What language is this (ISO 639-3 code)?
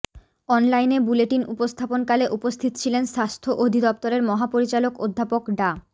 ben